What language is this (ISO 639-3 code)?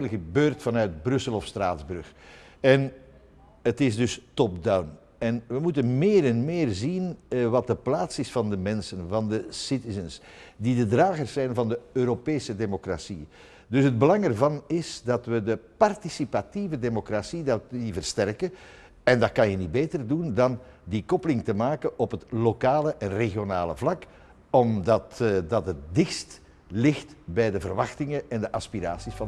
nld